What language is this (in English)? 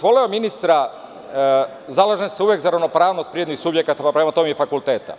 Serbian